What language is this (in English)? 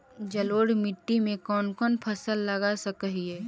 Magahi